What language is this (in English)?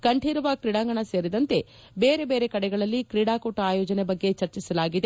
Kannada